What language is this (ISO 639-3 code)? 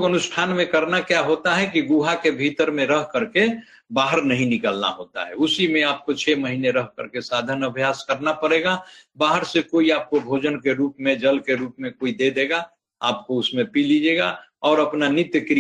hin